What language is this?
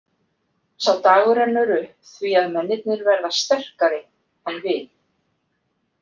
Icelandic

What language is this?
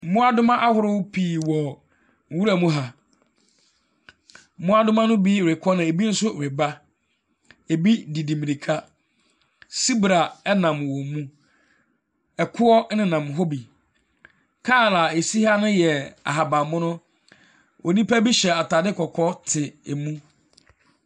Akan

